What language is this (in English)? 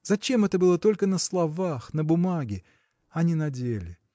Russian